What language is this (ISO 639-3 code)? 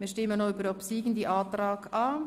gsw